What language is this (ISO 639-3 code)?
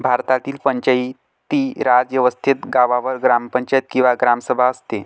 mar